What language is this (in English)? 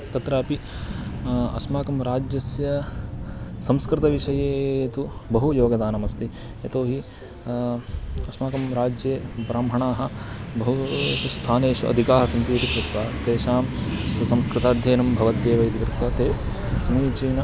Sanskrit